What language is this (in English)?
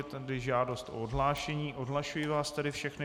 Czech